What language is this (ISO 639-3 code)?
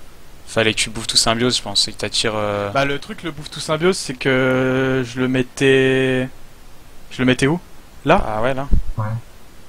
fra